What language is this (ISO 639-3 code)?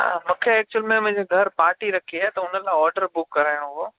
snd